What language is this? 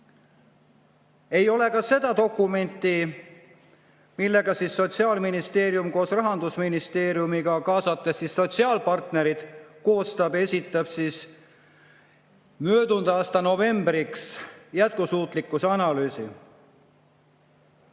Estonian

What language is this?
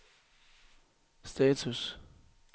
Danish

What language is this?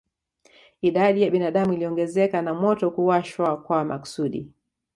Swahili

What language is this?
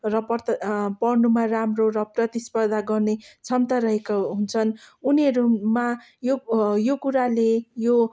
Nepali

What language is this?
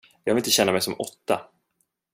Swedish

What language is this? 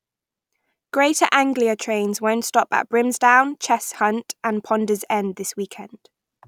English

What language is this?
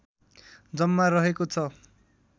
Nepali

